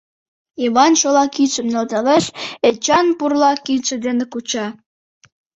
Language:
Mari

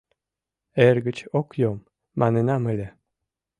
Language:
Mari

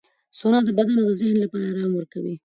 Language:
Pashto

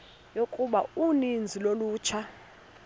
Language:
Xhosa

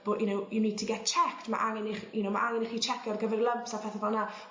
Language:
Welsh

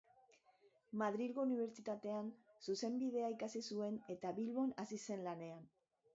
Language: Basque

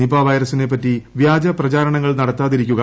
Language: Malayalam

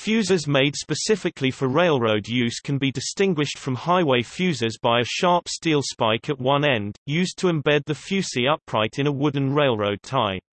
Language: English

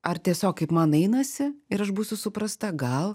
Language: Lithuanian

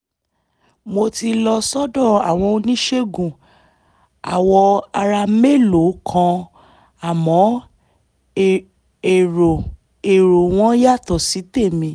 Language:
Yoruba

